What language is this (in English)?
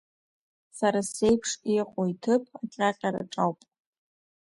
Abkhazian